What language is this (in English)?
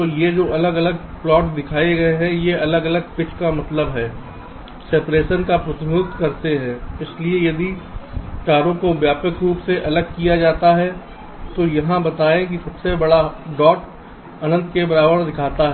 Hindi